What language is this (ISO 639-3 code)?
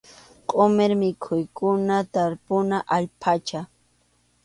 qxu